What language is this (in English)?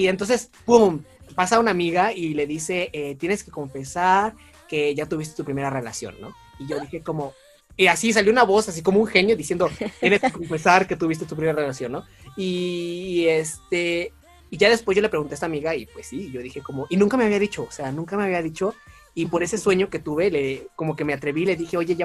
Spanish